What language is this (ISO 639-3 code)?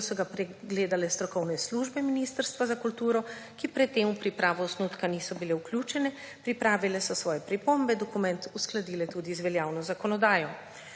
slv